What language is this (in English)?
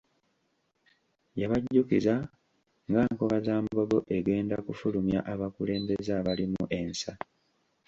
Ganda